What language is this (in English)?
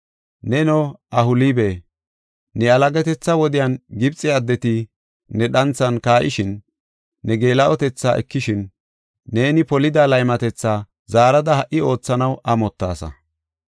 Gofa